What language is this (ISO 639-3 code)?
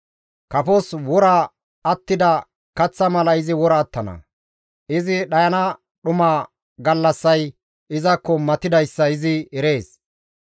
gmv